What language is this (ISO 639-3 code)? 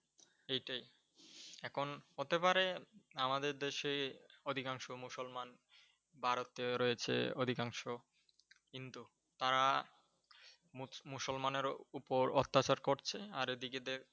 ben